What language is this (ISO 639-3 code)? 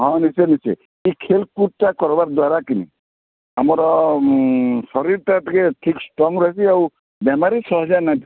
ori